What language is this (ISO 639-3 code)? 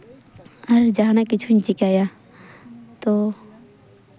sat